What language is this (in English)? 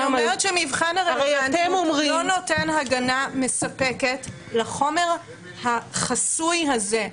Hebrew